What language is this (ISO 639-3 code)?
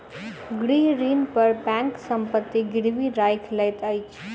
mai